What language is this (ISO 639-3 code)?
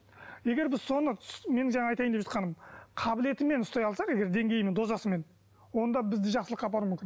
kaz